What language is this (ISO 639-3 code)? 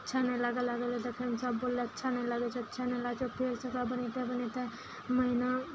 mai